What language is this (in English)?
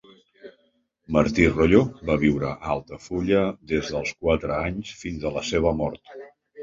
Catalan